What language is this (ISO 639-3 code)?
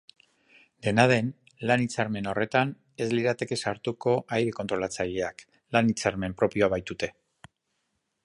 eus